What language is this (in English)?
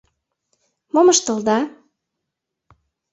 Mari